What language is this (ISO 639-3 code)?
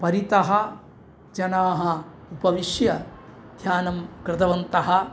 san